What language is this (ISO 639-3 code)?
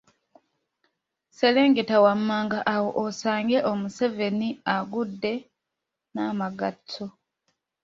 lug